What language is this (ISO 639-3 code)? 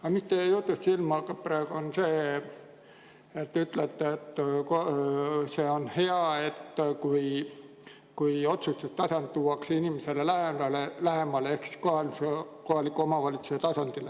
est